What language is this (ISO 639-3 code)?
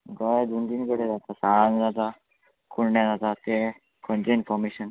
kok